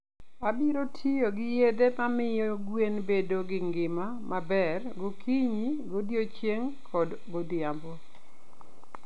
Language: Luo (Kenya and Tanzania)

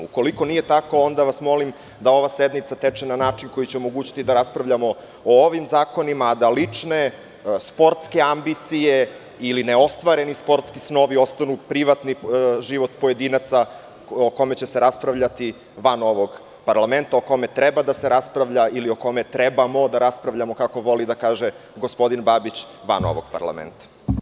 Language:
Serbian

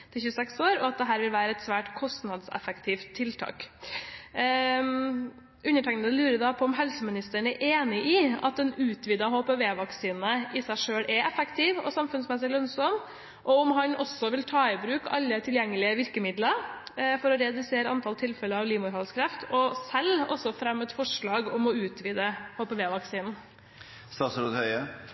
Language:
Norwegian Bokmål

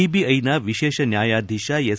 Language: Kannada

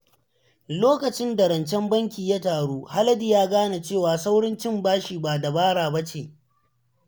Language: Hausa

